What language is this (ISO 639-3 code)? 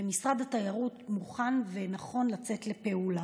heb